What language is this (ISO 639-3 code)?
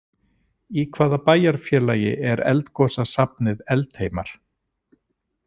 isl